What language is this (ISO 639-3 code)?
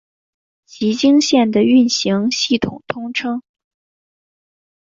zho